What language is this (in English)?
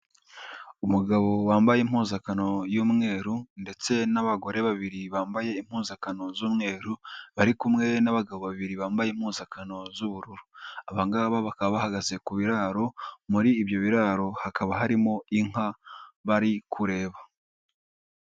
Kinyarwanda